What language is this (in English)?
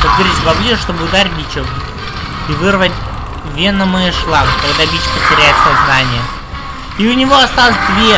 Russian